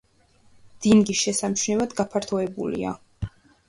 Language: Georgian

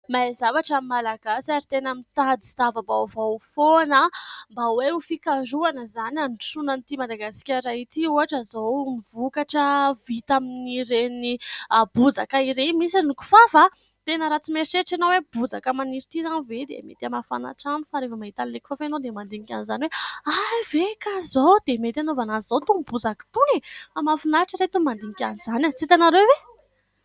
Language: Malagasy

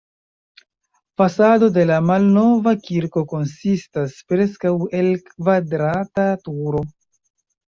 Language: Esperanto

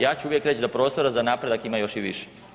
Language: Croatian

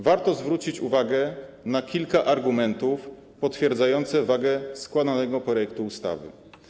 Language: Polish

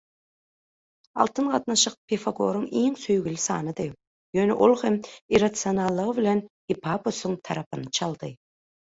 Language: Turkmen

